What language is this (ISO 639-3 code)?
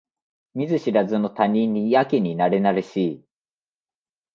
jpn